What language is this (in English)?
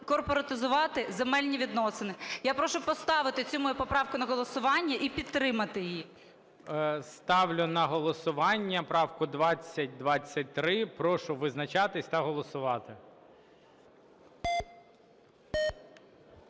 Ukrainian